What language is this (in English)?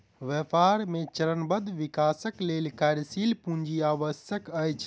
Maithili